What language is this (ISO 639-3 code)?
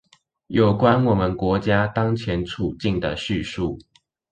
zho